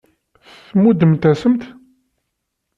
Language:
Kabyle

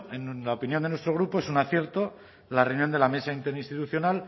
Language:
Spanish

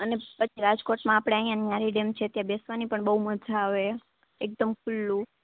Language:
Gujarati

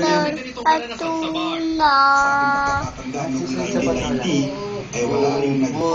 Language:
Indonesian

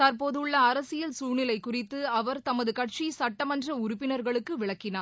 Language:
Tamil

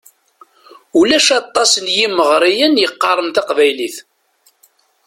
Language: Kabyle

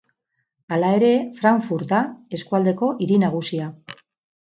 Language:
Basque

